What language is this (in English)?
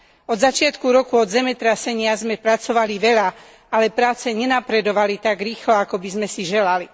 Slovak